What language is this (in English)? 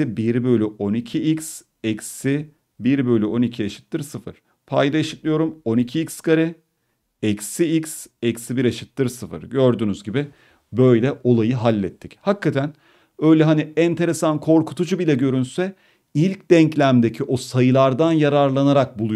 Turkish